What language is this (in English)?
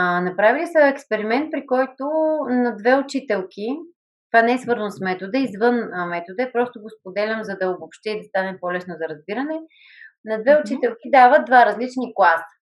Bulgarian